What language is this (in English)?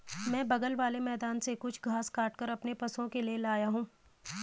Hindi